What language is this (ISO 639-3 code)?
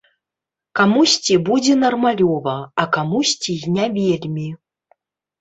bel